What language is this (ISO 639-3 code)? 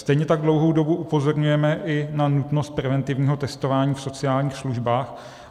ces